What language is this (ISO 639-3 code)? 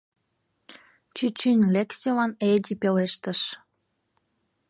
chm